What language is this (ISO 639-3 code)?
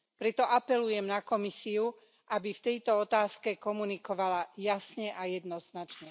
slk